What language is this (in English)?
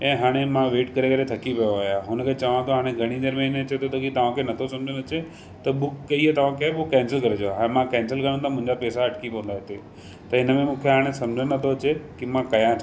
Sindhi